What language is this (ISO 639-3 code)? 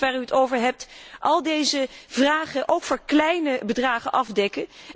nld